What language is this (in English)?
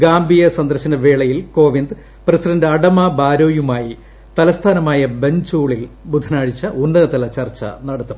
Malayalam